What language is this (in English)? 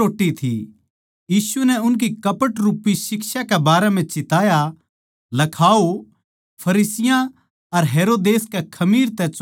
Haryanvi